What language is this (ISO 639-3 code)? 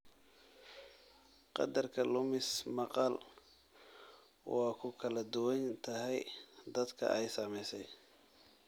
som